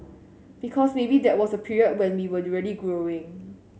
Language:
English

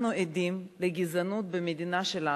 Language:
Hebrew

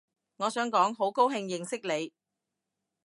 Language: Cantonese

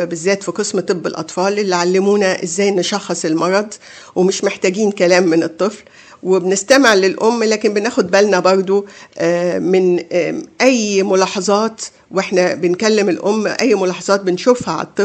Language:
Arabic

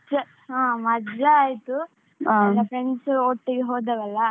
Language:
Kannada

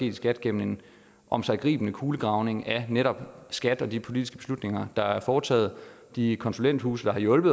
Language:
Danish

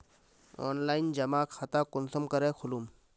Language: Magahi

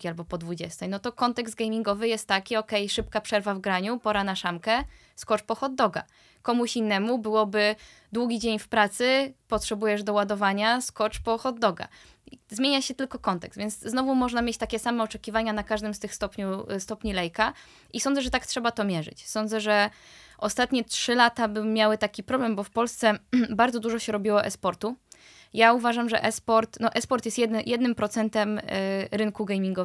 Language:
Polish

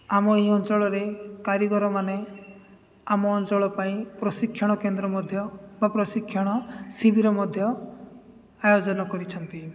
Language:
Odia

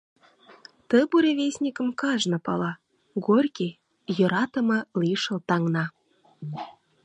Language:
Mari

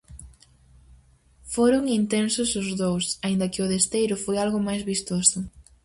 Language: Galician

